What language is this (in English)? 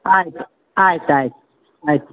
Kannada